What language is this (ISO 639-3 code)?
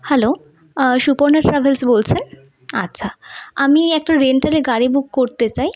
ben